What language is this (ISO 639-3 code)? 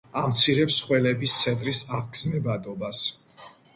kat